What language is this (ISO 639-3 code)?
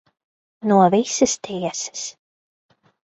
lav